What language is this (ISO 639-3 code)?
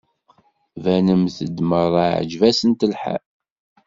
kab